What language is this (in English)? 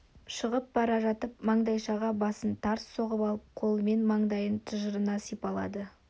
Kazakh